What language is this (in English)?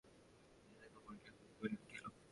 Bangla